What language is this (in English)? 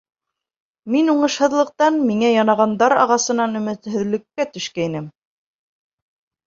Bashkir